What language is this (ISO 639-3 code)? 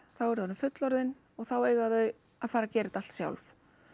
isl